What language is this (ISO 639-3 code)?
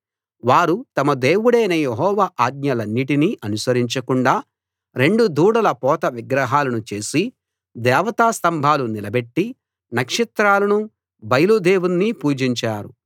tel